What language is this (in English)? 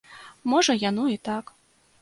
Belarusian